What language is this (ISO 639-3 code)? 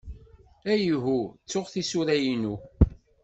kab